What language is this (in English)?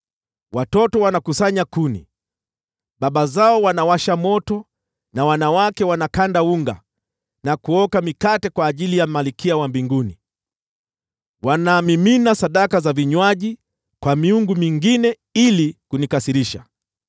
Swahili